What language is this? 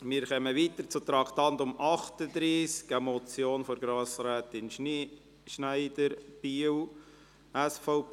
Swiss German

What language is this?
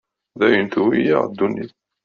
Kabyle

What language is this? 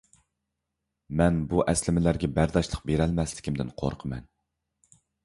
Uyghur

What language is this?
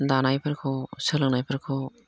Bodo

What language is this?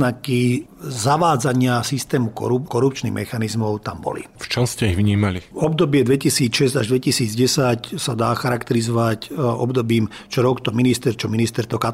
Slovak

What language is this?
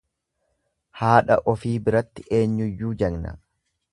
Oromo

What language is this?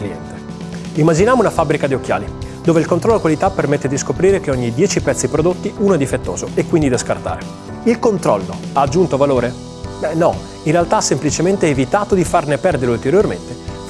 Italian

